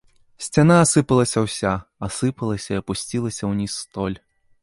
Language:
Belarusian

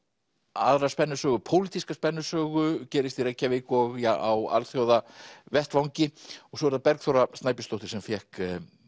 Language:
Icelandic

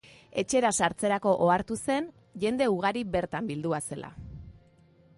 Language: Basque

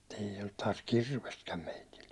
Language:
Finnish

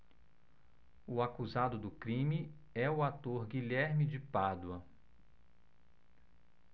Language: Portuguese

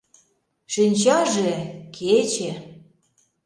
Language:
Mari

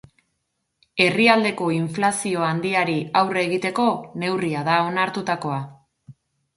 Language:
Basque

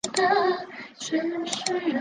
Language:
Chinese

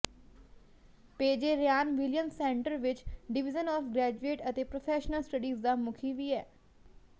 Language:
Punjabi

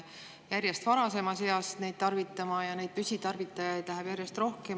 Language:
Estonian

